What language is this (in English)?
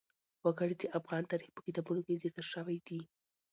Pashto